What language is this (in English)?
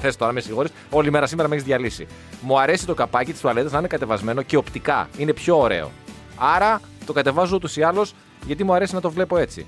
Greek